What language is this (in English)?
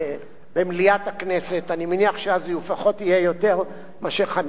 Hebrew